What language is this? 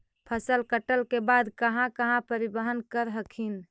Magahi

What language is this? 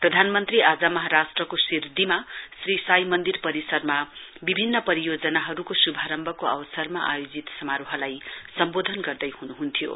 Nepali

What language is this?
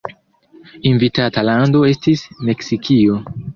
Esperanto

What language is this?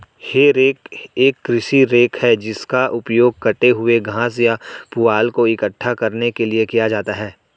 Hindi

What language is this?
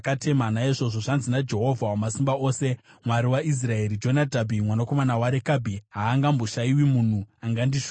Shona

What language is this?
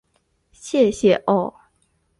Chinese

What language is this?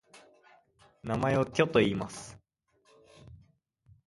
Japanese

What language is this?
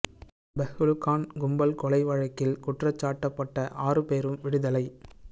Tamil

